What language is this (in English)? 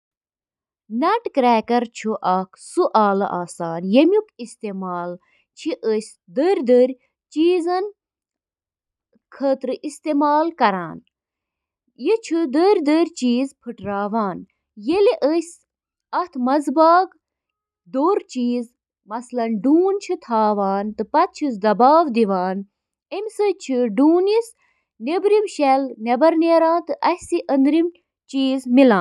Kashmiri